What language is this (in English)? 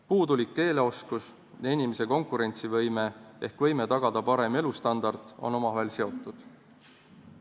Estonian